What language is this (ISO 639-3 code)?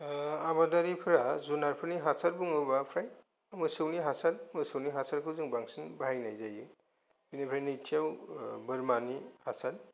brx